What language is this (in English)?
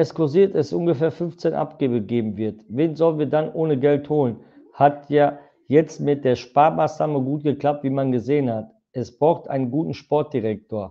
German